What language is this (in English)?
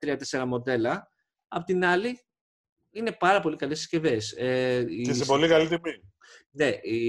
Greek